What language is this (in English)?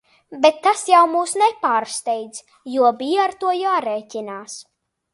Latvian